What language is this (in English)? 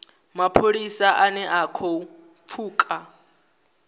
Venda